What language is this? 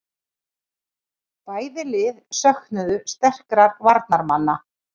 Icelandic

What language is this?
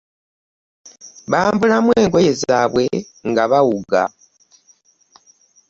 Ganda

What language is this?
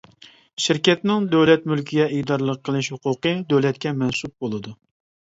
Uyghur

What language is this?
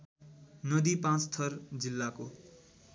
Nepali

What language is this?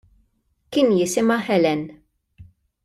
Maltese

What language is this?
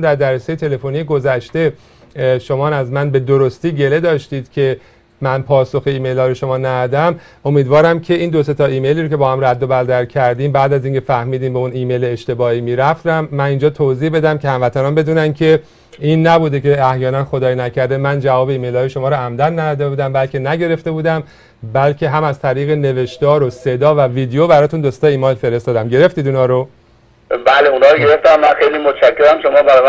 Persian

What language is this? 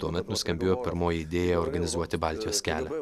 Lithuanian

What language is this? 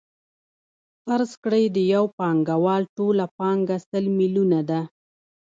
Pashto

